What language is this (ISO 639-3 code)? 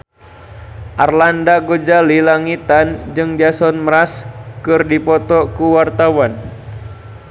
sun